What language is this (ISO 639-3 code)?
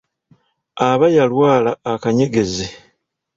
lug